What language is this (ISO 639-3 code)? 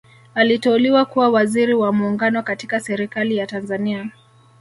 swa